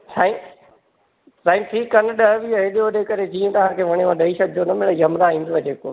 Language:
Sindhi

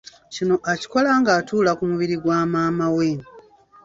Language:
Ganda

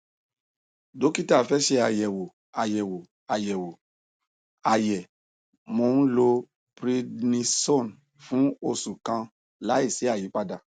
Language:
Yoruba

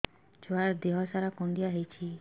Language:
Odia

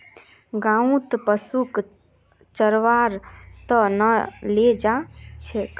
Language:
Magahi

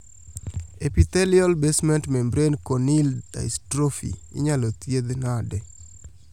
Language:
Luo (Kenya and Tanzania)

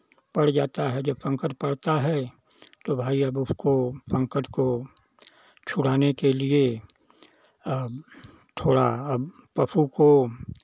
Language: Hindi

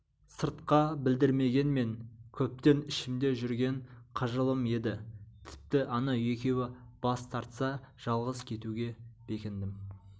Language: Kazakh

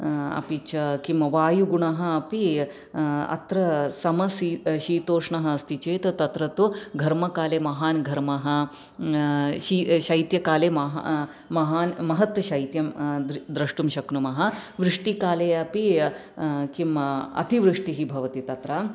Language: Sanskrit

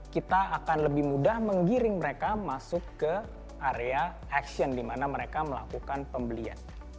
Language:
Indonesian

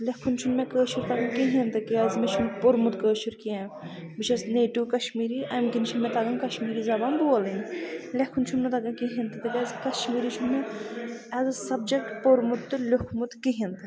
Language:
Kashmiri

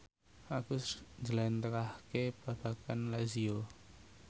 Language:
Javanese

